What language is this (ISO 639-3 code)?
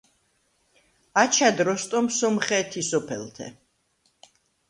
sva